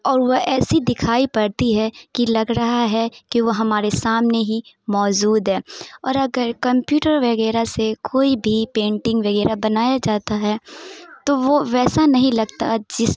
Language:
Urdu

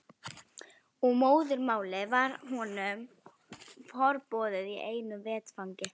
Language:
Icelandic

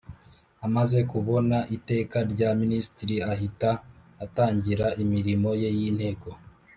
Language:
Kinyarwanda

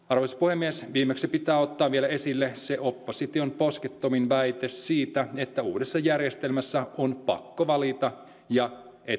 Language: Finnish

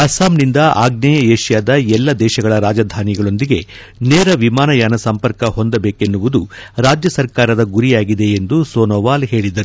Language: Kannada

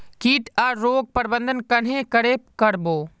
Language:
Magahi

